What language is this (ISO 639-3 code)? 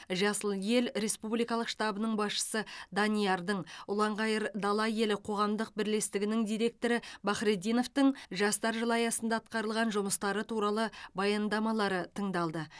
kaz